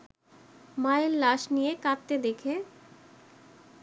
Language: Bangla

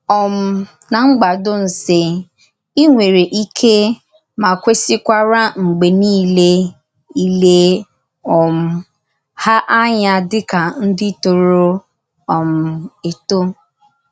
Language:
Igbo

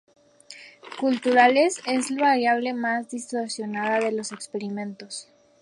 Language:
Spanish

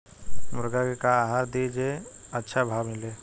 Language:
Bhojpuri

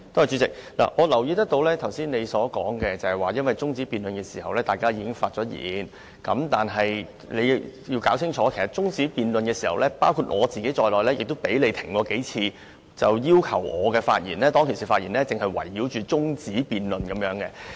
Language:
Cantonese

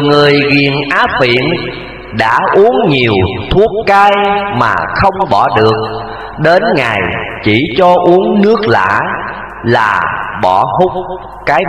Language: Vietnamese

